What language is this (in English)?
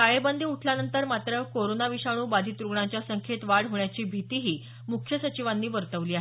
Marathi